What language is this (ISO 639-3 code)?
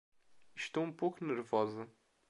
por